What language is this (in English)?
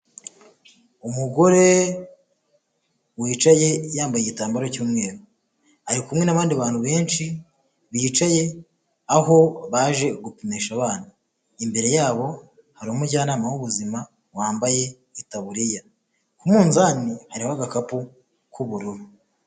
Kinyarwanda